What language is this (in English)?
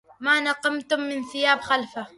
Arabic